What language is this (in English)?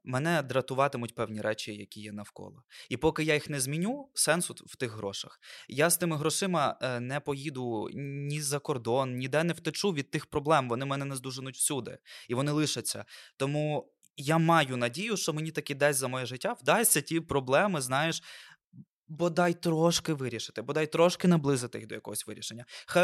Ukrainian